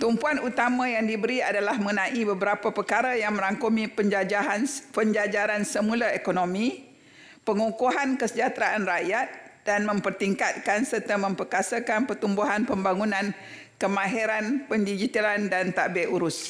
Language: Malay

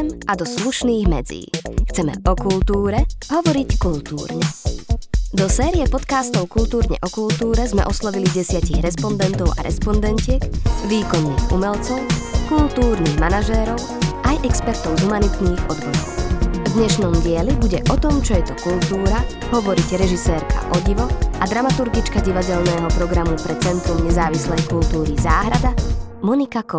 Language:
Slovak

